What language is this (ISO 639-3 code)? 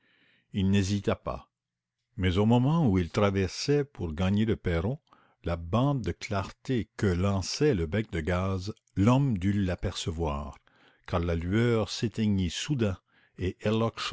fra